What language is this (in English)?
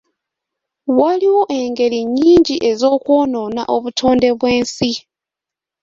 Ganda